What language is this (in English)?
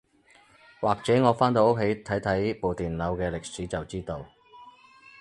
Cantonese